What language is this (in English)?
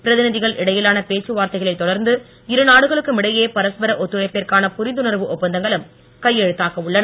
Tamil